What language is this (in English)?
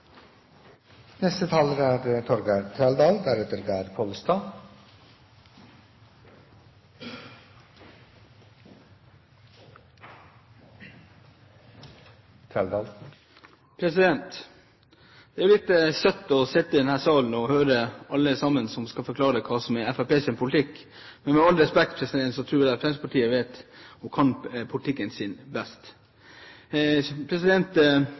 Norwegian Bokmål